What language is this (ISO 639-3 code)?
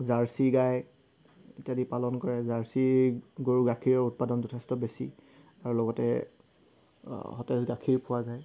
asm